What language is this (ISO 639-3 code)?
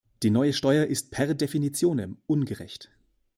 deu